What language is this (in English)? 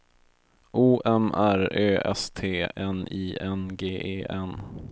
Swedish